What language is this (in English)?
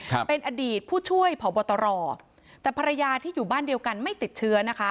Thai